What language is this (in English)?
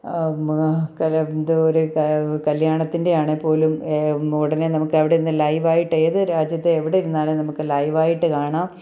Malayalam